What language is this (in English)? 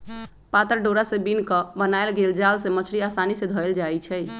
Magahi